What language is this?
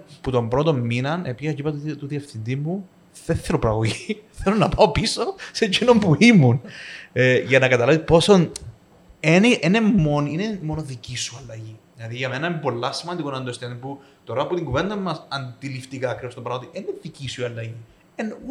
Greek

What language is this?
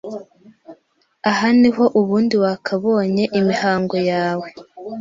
Kinyarwanda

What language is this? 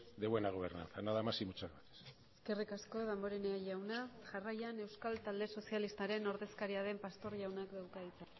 Basque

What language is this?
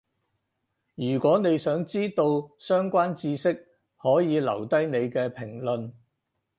Cantonese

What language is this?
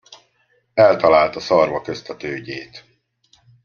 Hungarian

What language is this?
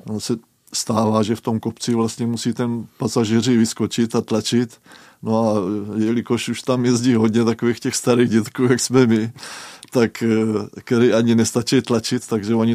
Czech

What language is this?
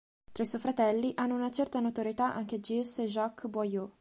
Italian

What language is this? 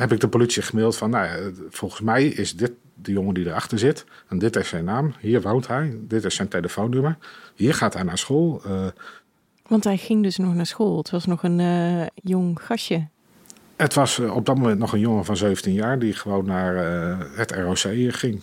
Dutch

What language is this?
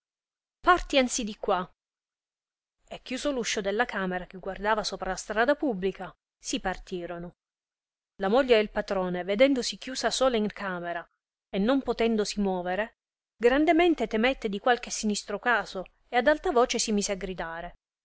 Italian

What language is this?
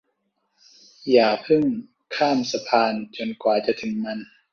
Thai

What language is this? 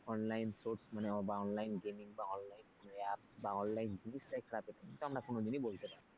Bangla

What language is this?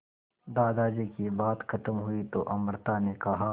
Hindi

